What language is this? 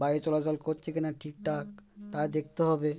Bangla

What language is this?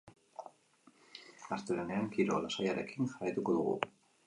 Basque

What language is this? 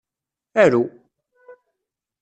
Kabyle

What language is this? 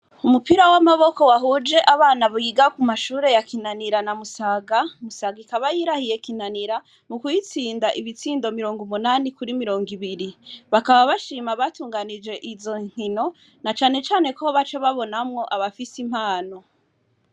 Rundi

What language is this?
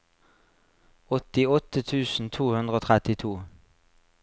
Norwegian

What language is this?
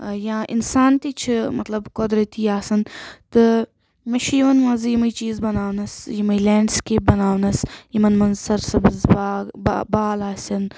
Kashmiri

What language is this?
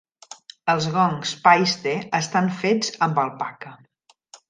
Catalan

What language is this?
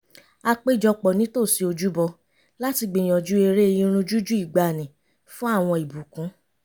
Yoruba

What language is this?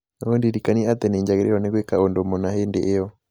Kikuyu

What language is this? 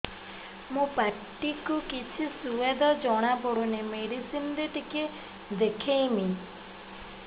Odia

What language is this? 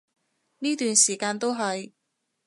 Cantonese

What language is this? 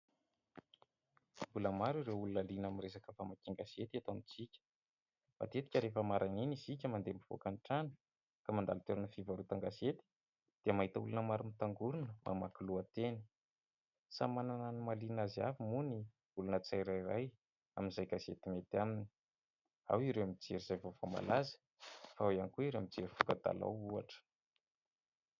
Malagasy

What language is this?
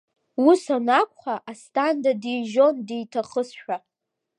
Abkhazian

